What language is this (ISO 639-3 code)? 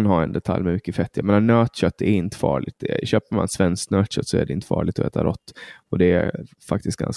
swe